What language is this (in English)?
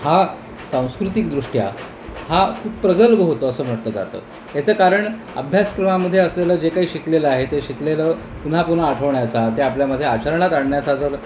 Marathi